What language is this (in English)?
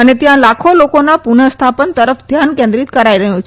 Gujarati